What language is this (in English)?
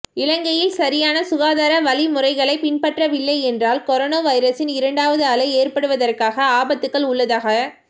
Tamil